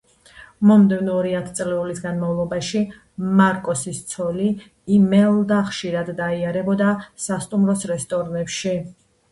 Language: Georgian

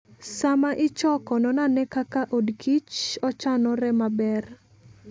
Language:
Luo (Kenya and Tanzania)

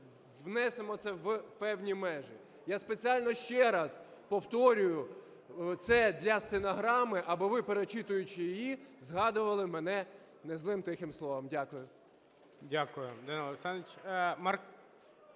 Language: Ukrainian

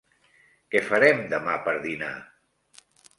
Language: Catalan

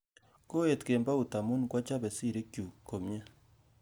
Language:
Kalenjin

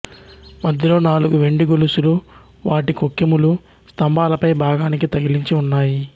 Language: Telugu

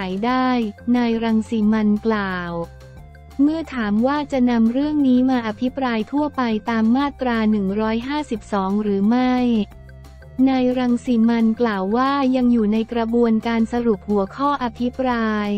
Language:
Thai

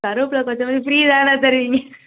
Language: Tamil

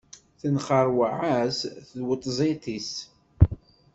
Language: Kabyle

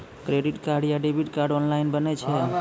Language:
Maithili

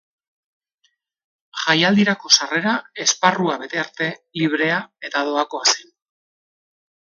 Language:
Basque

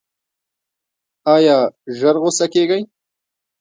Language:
Pashto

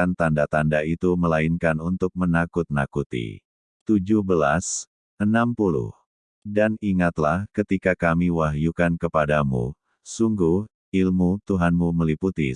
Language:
Indonesian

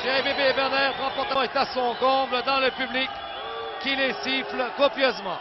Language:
French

